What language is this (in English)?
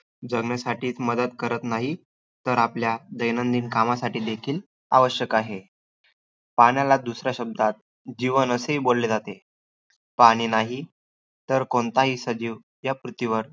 Marathi